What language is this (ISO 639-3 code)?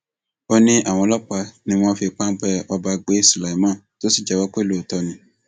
yor